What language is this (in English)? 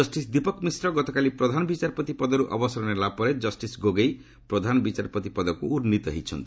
Odia